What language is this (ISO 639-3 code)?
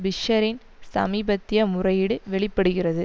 tam